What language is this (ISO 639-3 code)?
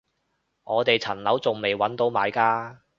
yue